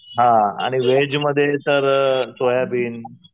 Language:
Marathi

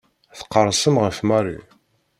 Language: Kabyle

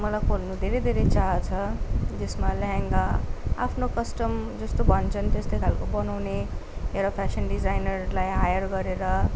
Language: Nepali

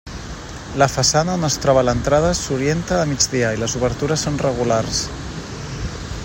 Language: Catalan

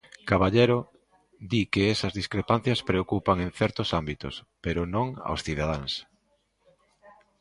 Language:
Galician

